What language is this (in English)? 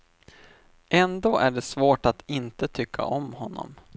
Swedish